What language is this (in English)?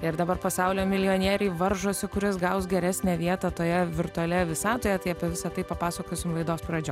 Lithuanian